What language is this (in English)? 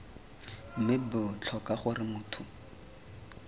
Tswana